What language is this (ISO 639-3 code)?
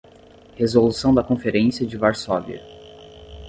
por